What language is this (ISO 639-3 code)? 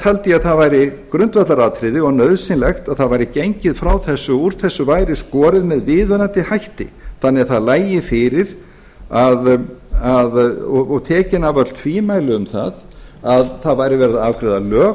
isl